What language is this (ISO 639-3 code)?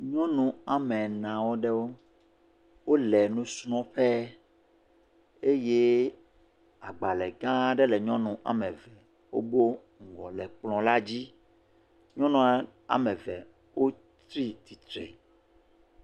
ewe